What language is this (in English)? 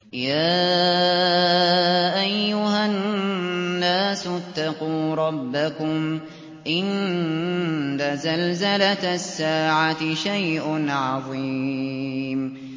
Arabic